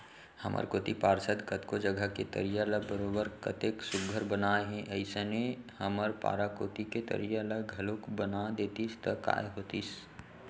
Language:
Chhattisgarhi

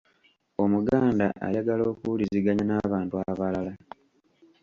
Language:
Ganda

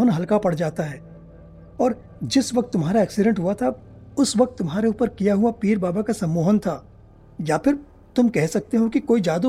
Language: Hindi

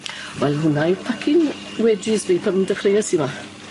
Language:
Welsh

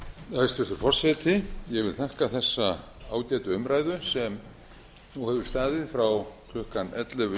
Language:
Icelandic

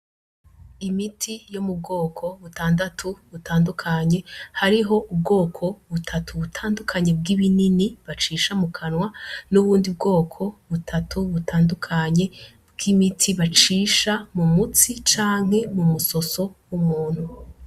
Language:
Rundi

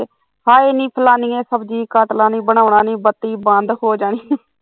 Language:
Punjabi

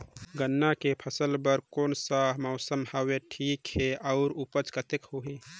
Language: Chhattisgarhi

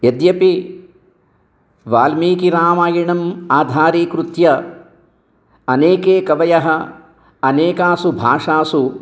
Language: Sanskrit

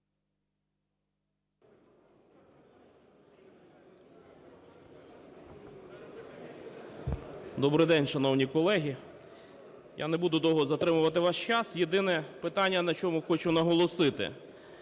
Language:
Ukrainian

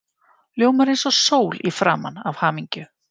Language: Icelandic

